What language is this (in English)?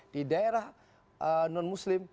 Indonesian